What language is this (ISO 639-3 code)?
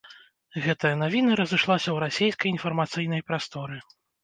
bel